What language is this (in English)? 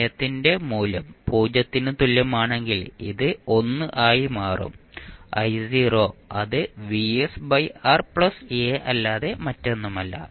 Malayalam